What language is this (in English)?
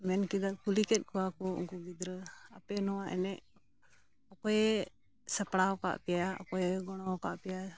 Santali